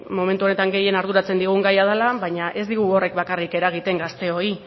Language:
Basque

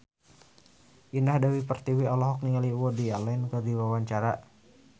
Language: Sundanese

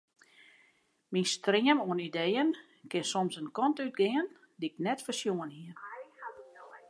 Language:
Western Frisian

